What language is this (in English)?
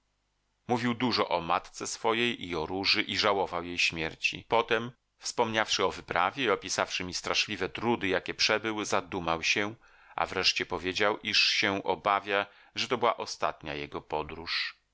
Polish